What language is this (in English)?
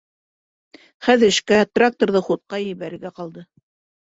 Bashkir